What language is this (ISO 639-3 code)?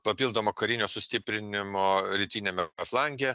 lit